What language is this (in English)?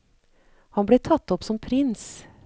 Norwegian